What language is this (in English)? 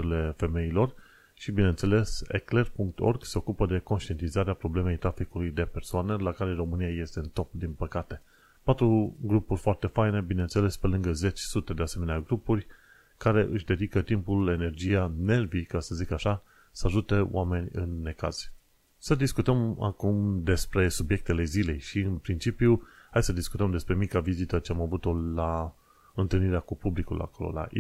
Romanian